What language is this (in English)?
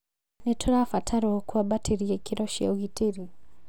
Kikuyu